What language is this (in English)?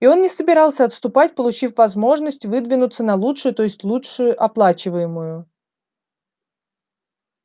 Russian